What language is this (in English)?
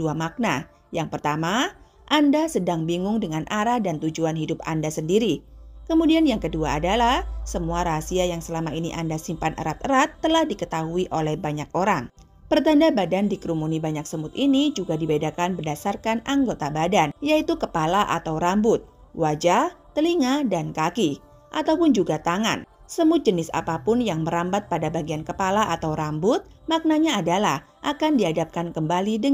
Indonesian